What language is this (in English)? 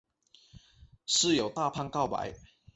Chinese